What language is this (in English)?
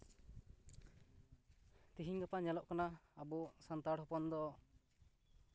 Santali